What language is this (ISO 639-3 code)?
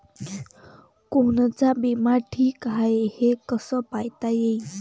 mar